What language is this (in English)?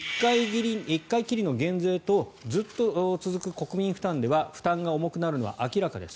Japanese